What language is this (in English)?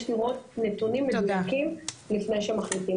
Hebrew